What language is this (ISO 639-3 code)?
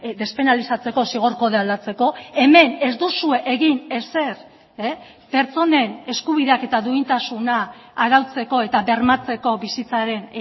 eus